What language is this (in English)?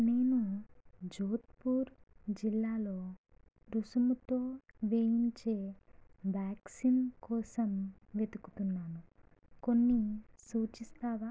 Telugu